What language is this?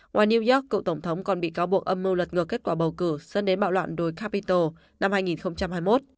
Vietnamese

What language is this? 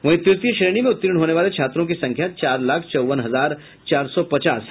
Hindi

